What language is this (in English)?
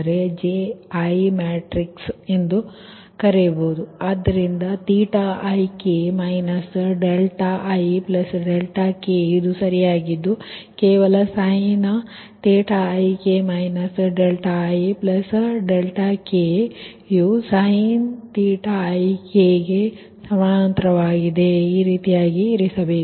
Kannada